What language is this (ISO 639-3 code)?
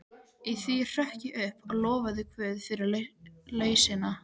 isl